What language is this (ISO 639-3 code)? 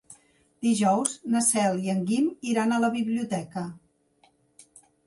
cat